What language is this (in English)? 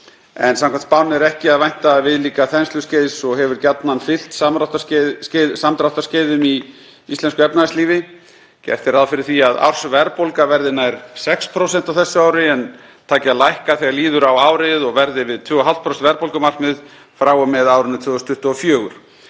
Icelandic